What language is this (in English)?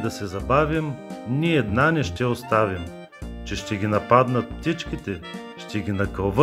Bulgarian